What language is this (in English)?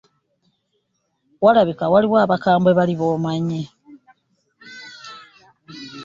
Ganda